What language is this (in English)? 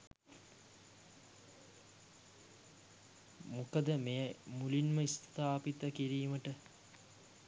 Sinhala